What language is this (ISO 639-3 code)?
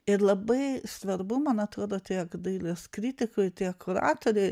lit